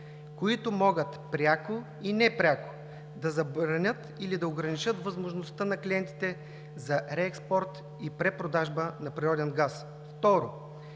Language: Bulgarian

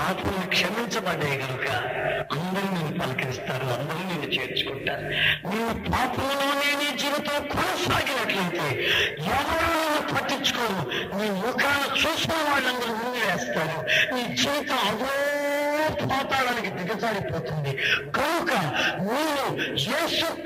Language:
Telugu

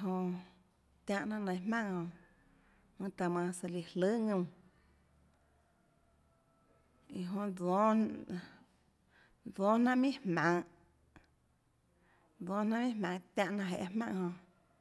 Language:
Tlacoatzintepec Chinantec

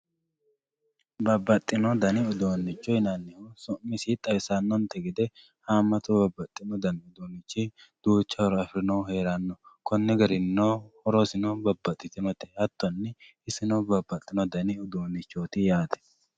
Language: Sidamo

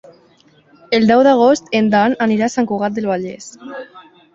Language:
Catalan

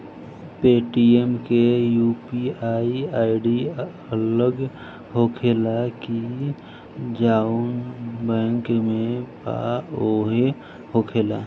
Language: Bhojpuri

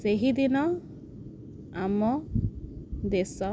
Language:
Odia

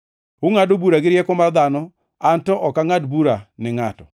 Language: Luo (Kenya and Tanzania)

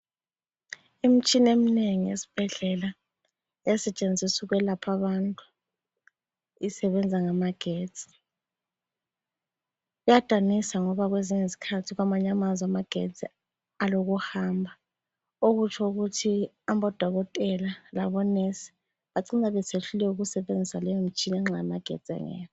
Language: North Ndebele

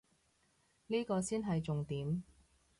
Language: Cantonese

